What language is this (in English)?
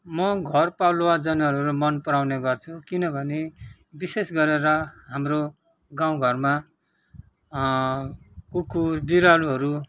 Nepali